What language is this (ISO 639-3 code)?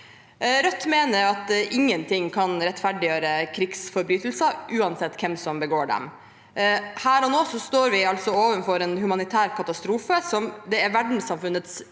nor